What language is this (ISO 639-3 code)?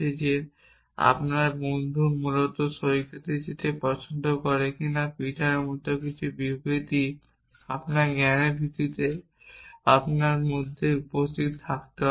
ben